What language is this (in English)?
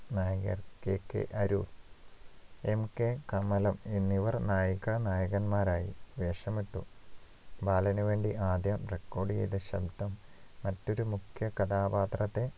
Malayalam